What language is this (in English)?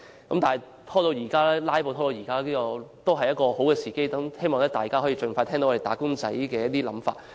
Cantonese